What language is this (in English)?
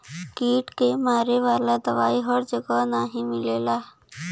Bhojpuri